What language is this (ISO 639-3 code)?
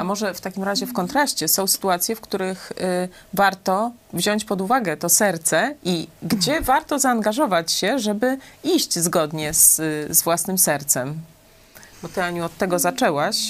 pol